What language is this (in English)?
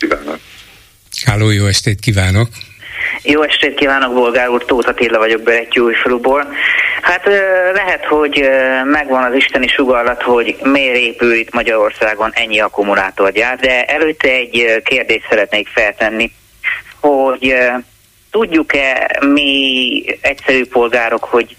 Hungarian